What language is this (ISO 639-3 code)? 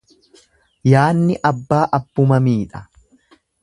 orm